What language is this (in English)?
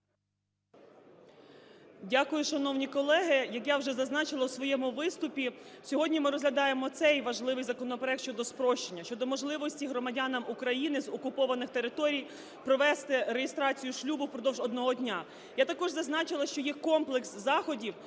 Ukrainian